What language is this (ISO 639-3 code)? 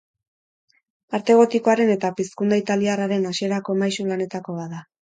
eus